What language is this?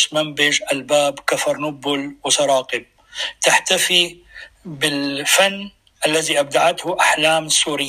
Arabic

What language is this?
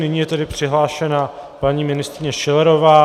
Czech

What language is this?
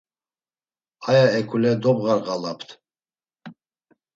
Laz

